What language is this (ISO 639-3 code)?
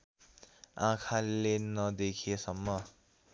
nep